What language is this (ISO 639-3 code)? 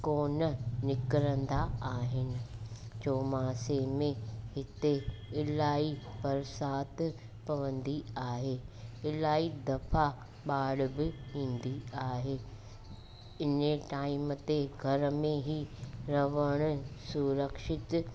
snd